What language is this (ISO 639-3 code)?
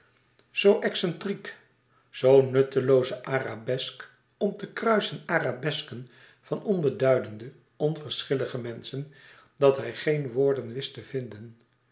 nld